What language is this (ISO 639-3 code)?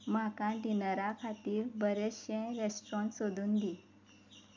kok